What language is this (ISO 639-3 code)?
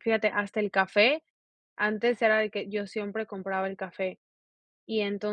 spa